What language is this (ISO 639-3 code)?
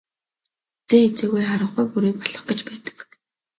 mon